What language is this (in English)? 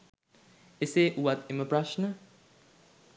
Sinhala